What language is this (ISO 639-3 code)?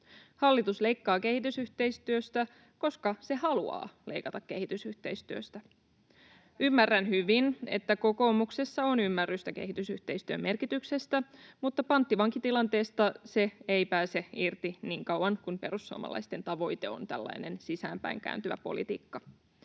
fin